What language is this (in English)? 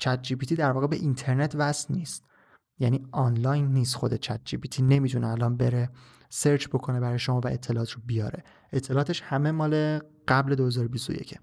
Persian